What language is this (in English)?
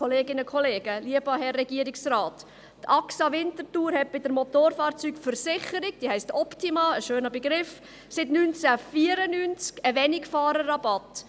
Swiss German